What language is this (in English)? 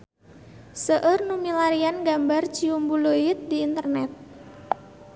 Sundanese